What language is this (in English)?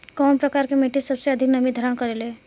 Bhojpuri